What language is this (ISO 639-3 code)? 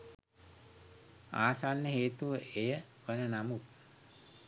sin